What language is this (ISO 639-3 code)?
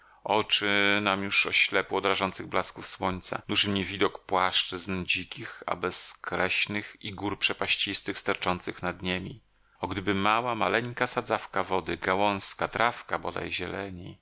pol